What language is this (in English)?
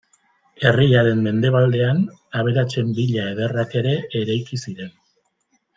Basque